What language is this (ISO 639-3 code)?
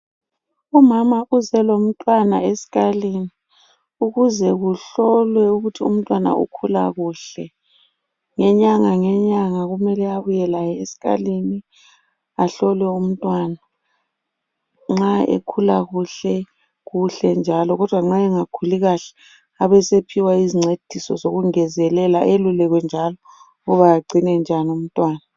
nde